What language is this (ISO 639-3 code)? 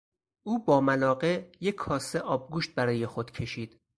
fas